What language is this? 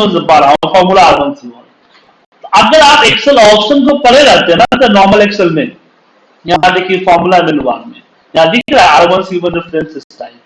Hindi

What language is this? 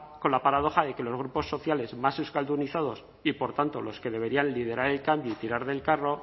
Spanish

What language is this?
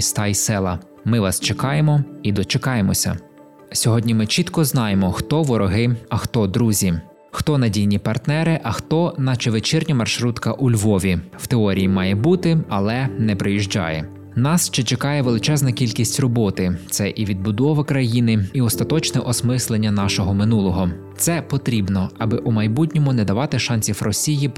Ukrainian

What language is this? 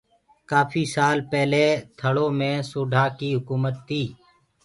Gurgula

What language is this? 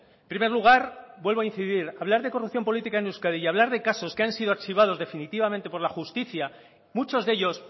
Spanish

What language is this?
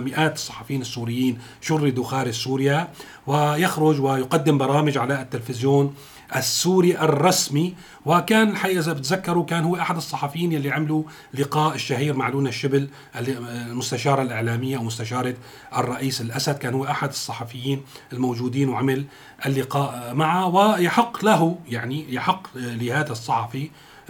Arabic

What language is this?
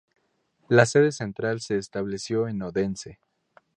Spanish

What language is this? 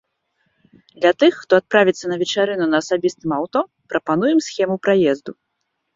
Belarusian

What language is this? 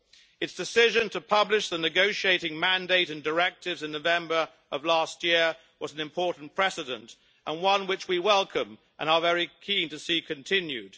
English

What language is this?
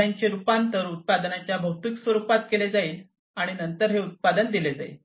Marathi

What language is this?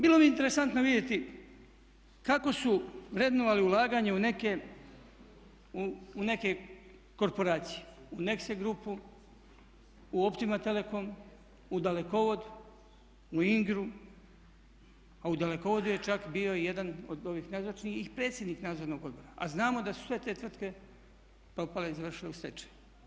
Croatian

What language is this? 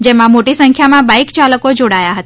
Gujarati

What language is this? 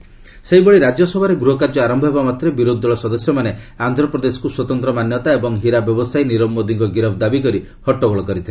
Odia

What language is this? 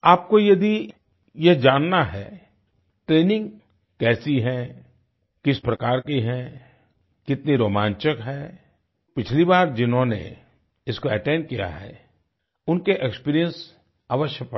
Hindi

